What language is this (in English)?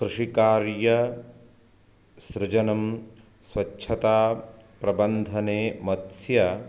Sanskrit